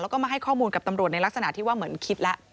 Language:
Thai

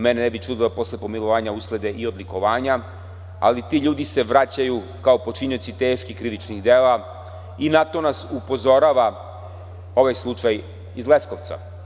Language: Serbian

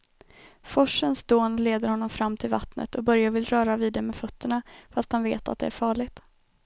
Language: Swedish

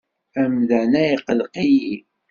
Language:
Kabyle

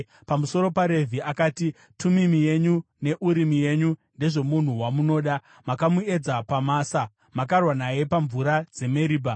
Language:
Shona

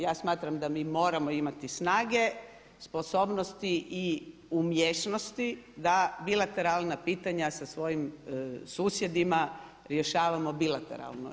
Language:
Croatian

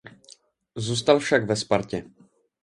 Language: Czech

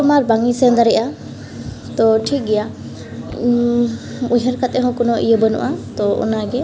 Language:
Santali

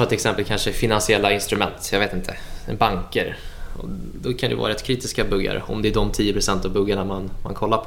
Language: Swedish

